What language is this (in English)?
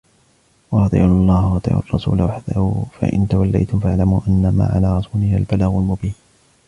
Arabic